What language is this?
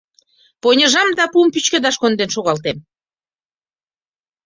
Mari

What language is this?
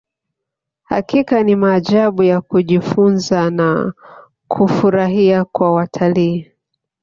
Swahili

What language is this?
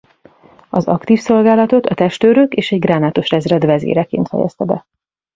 Hungarian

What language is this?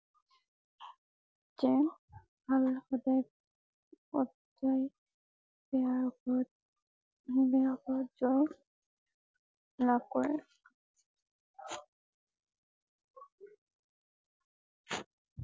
Assamese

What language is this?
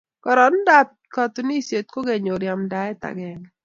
Kalenjin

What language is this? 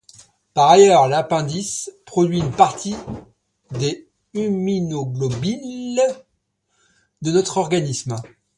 French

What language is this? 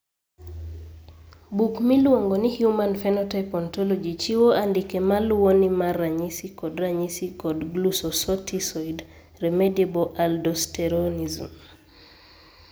Luo (Kenya and Tanzania)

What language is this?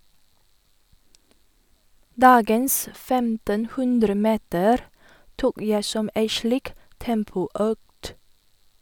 Norwegian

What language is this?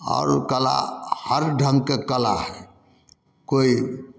Maithili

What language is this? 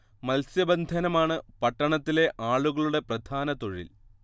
Malayalam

